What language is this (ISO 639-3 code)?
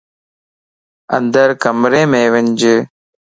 lss